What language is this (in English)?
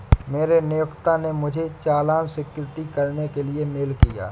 Hindi